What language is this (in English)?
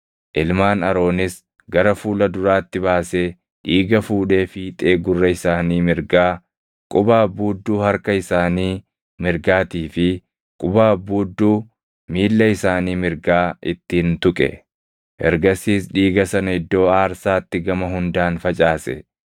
Oromo